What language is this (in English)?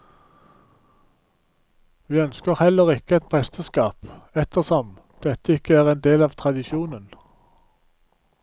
Norwegian